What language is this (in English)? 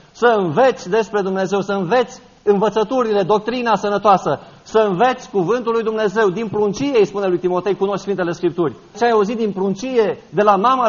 Romanian